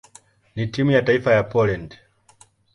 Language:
Swahili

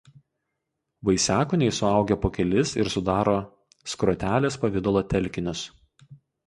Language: Lithuanian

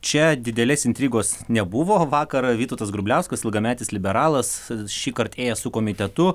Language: Lithuanian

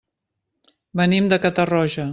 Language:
Catalan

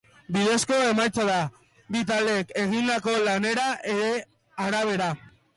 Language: Basque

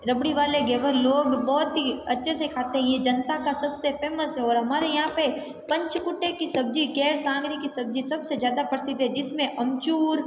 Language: Hindi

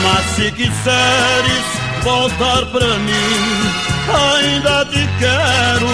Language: Portuguese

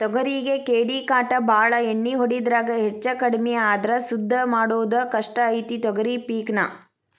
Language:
Kannada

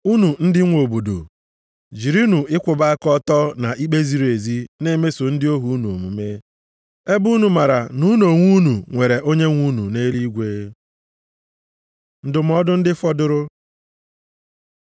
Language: Igbo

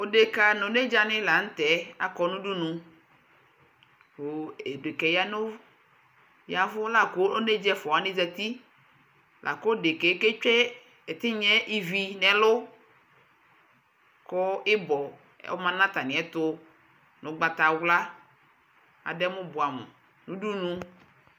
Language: Ikposo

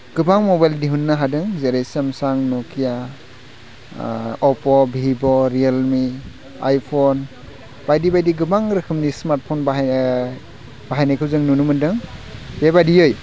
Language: Bodo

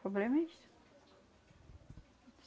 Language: Portuguese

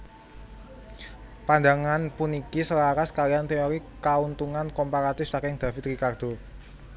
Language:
Javanese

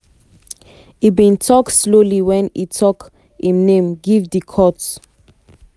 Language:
Nigerian Pidgin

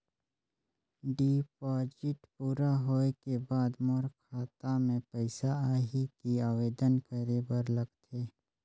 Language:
Chhattisgarhi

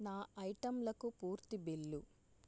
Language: Telugu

